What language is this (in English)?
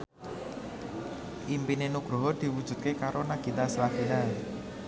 Javanese